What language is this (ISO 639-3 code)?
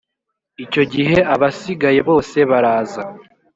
kin